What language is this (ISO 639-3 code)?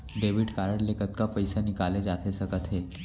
hne